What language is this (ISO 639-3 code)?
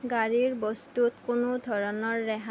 asm